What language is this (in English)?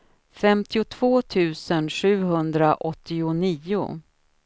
Swedish